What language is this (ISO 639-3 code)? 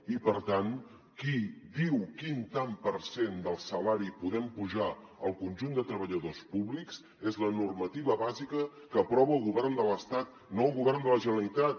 cat